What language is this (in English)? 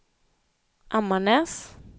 Swedish